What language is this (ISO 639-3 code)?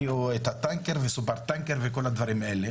heb